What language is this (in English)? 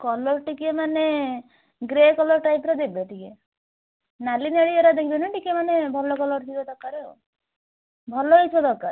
Odia